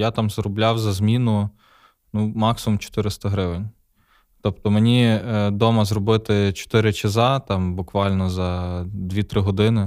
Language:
Ukrainian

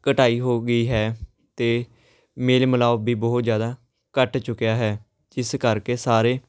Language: Punjabi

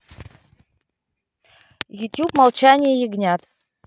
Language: Russian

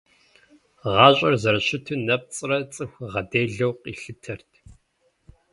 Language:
Kabardian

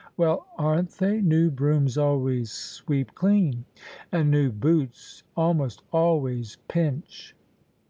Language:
English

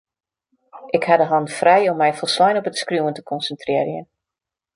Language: Western Frisian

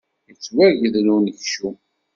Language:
Kabyle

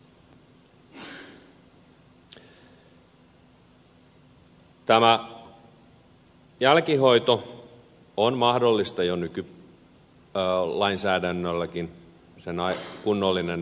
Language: Finnish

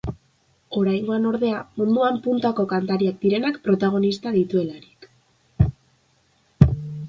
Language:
Basque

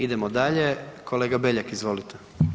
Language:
Croatian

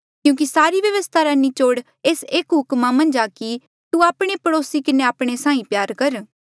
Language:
Mandeali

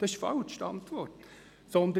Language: Swiss German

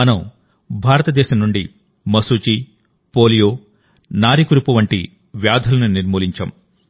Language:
Telugu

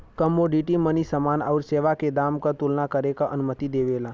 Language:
Bhojpuri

